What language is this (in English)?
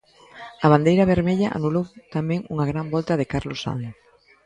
Galician